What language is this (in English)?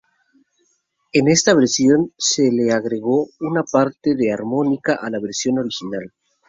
Spanish